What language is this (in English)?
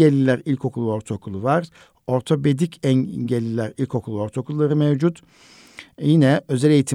Turkish